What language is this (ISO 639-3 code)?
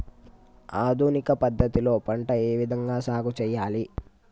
tel